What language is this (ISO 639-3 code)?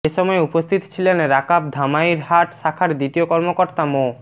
ben